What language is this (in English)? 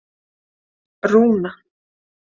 Icelandic